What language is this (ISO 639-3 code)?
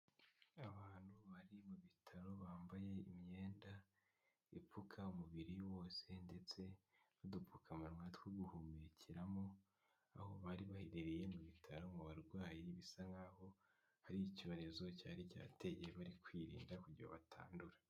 kin